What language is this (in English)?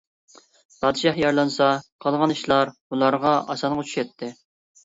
Uyghur